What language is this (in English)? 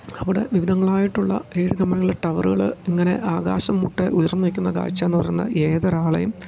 Malayalam